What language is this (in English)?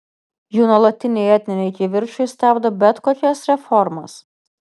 Lithuanian